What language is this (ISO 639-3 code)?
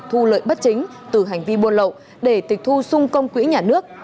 vie